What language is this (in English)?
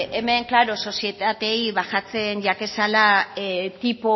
Basque